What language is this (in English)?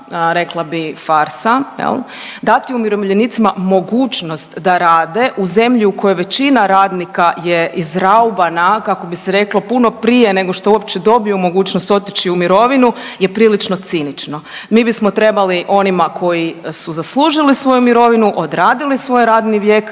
Croatian